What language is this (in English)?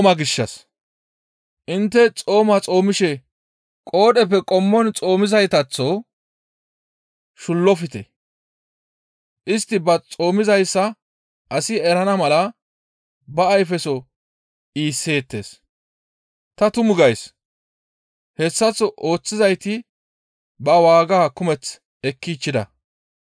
Gamo